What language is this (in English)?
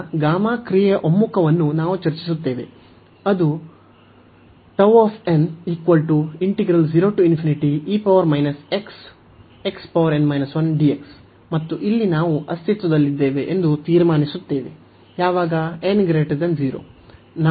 Kannada